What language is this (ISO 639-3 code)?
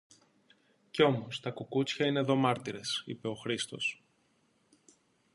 ell